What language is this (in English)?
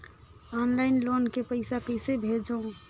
Chhattisgarhi